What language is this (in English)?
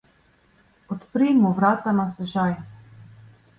Slovenian